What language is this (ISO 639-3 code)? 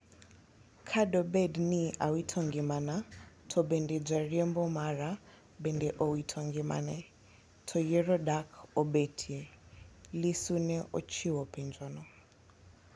luo